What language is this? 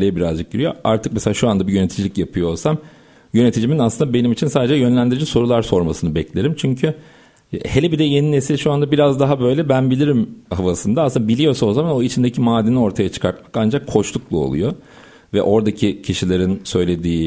Turkish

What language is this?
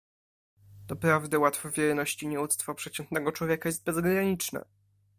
Polish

